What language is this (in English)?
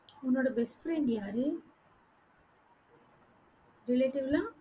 Tamil